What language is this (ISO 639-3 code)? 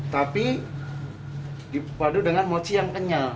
ind